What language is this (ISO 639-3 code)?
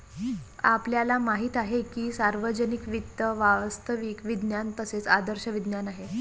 mar